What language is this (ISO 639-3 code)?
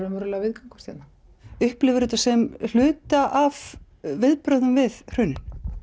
isl